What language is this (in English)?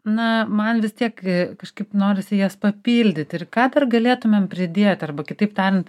Lithuanian